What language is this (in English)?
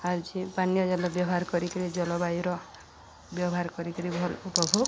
Odia